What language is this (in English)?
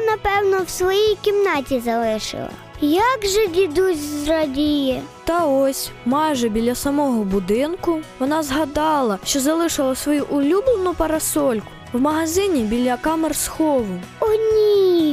Ukrainian